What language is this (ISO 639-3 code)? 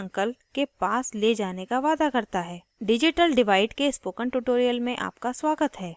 hin